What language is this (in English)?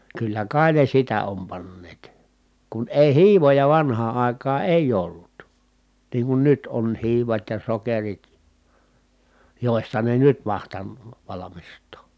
Finnish